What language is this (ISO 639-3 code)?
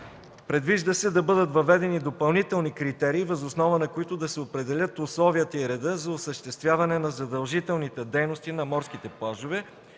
bul